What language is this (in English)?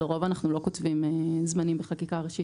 Hebrew